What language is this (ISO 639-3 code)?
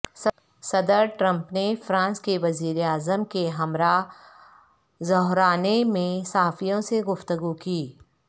urd